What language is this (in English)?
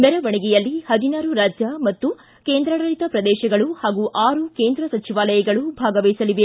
Kannada